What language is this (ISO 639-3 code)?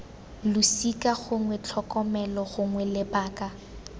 tsn